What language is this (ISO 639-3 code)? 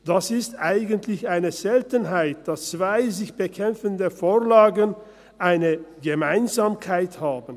gsw